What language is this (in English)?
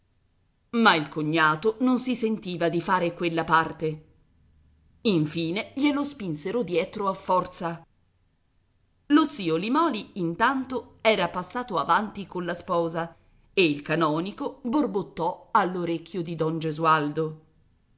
Italian